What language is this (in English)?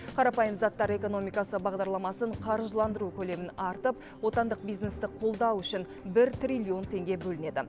Kazakh